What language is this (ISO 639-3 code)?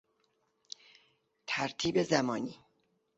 fas